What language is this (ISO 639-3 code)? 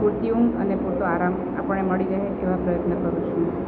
guj